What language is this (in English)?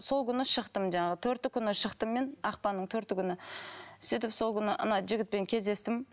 Kazakh